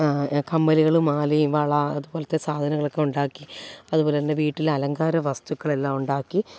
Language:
Malayalam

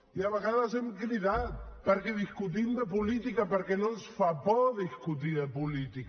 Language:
Catalan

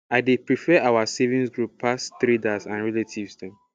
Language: Nigerian Pidgin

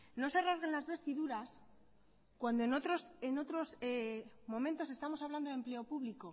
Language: Spanish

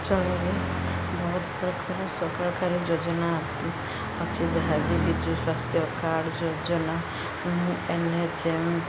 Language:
Odia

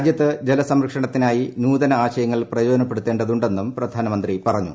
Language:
Malayalam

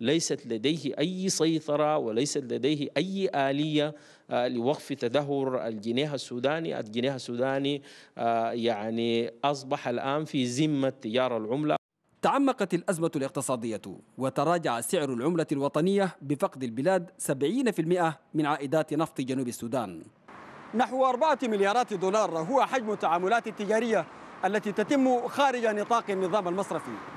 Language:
Arabic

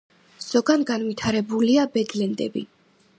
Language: Georgian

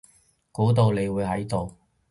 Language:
Cantonese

